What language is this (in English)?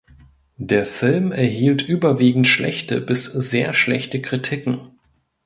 German